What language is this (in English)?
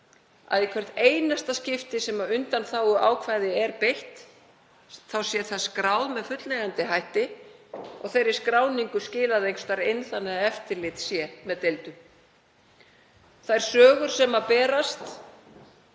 Icelandic